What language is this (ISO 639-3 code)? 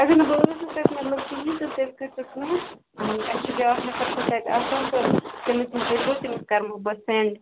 kas